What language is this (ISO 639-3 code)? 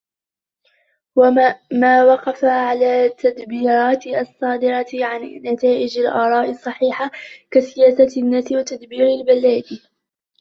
ara